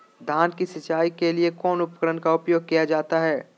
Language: Magahi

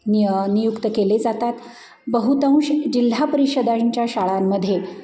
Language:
Marathi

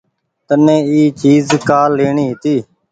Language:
Goaria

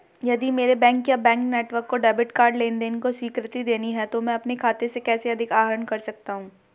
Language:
Hindi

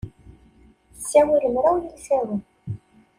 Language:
Kabyle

